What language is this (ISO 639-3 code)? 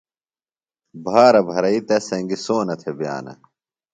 phl